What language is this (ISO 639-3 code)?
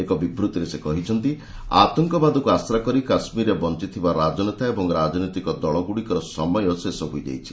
ori